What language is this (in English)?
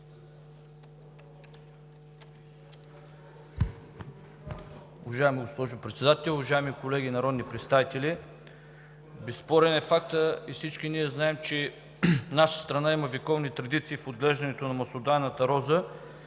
Bulgarian